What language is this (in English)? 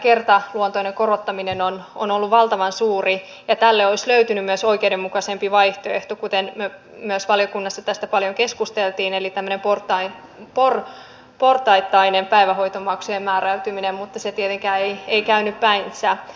Finnish